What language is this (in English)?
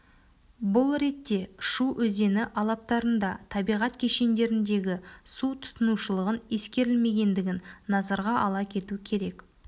Kazakh